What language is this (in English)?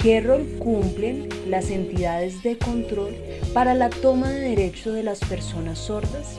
Spanish